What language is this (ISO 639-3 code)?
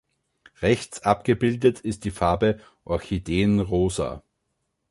deu